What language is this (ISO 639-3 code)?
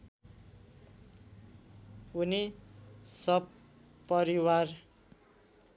nep